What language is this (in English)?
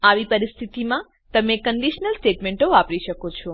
Gujarati